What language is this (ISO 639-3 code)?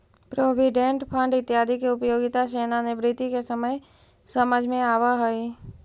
mag